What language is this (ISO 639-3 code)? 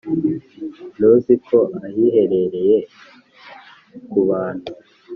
kin